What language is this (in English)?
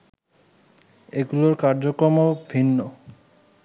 Bangla